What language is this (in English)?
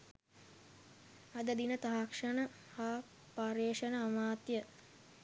Sinhala